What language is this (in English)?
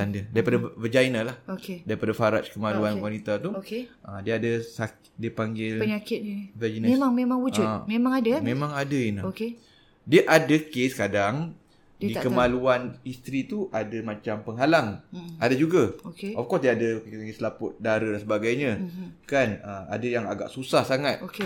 Malay